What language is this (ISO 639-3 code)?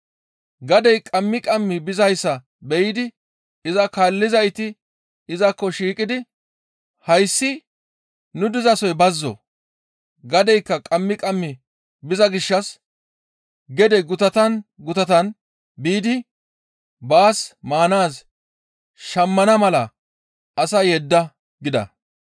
gmv